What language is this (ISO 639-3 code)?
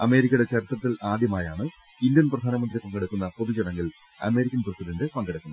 mal